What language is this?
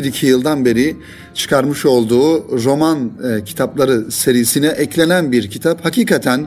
Turkish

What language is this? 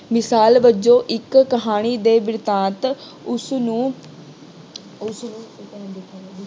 Punjabi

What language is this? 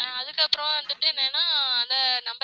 Tamil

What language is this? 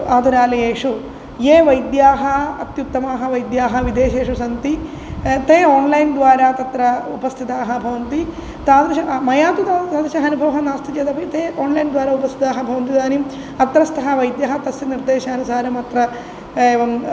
Sanskrit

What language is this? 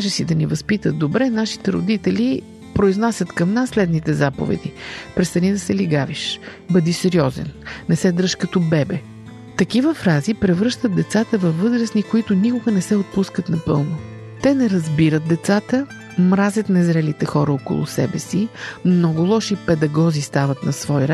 Bulgarian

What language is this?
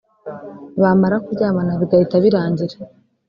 Kinyarwanda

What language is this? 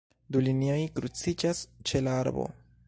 Esperanto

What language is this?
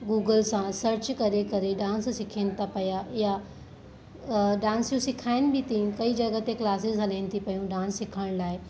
Sindhi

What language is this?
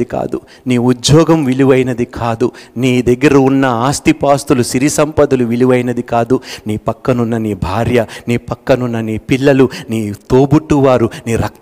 Telugu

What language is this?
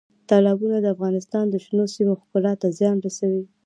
Pashto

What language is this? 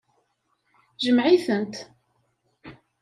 Kabyle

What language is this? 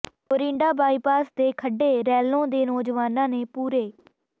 Punjabi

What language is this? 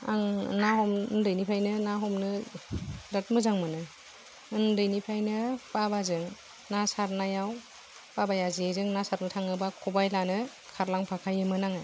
Bodo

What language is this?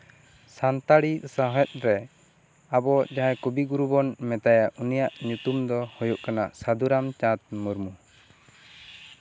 Santali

